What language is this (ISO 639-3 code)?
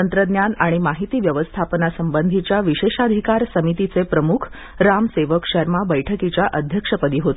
mar